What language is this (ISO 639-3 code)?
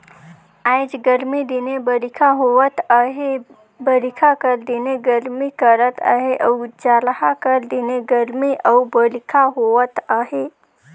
hne